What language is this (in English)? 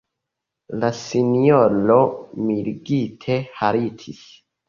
Esperanto